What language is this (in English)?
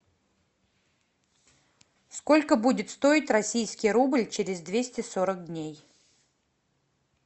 Russian